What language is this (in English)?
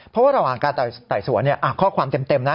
Thai